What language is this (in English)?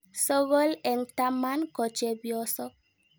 Kalenjin